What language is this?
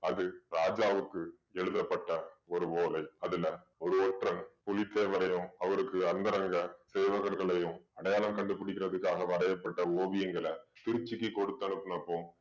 Tamil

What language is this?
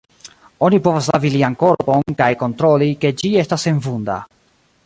Esperanto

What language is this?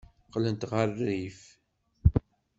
Kabyle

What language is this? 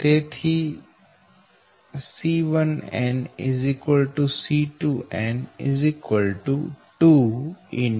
Gujarati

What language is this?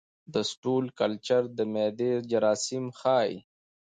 Pashto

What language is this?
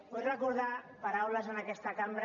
Catalan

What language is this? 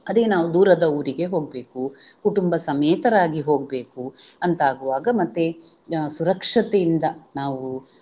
Kannada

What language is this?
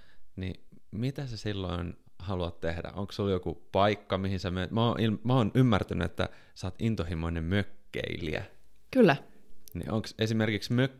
Finnish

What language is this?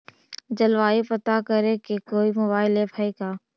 Magahi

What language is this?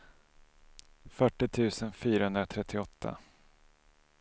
Swedish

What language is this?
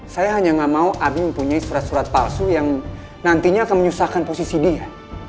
Indonesian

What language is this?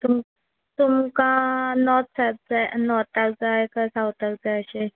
Konkani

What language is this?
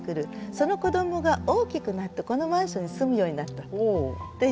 Japanese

